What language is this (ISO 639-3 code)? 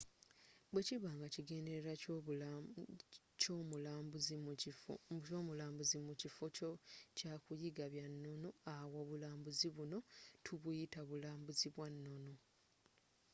lug